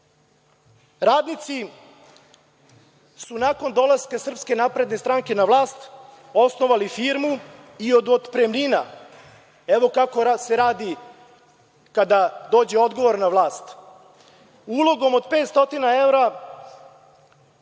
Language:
Serbian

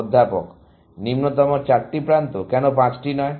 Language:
Bangla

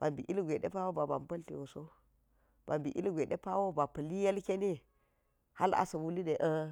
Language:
Geji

